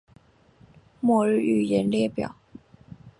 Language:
Chinese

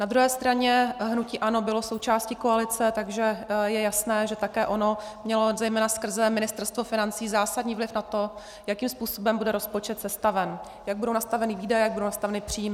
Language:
Czech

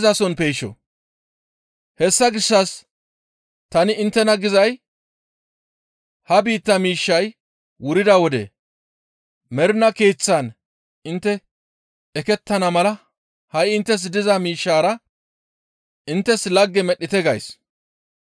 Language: Gamo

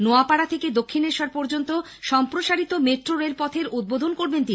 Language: Bangla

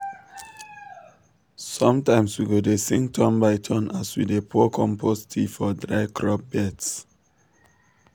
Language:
Nigerian Pidgin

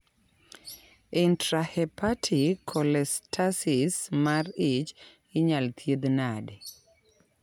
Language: Luo (Kenya and Tanzania)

